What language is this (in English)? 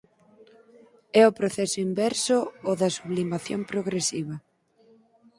Galician